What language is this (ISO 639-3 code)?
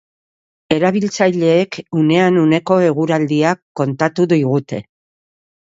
eus